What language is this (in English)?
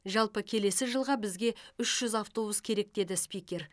Kazakh